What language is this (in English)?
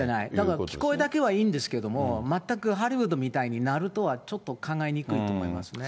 Japanese